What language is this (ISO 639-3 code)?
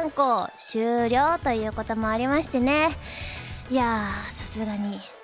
jpn